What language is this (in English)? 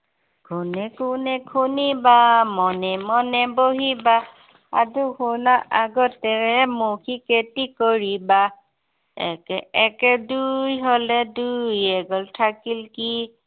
Assamese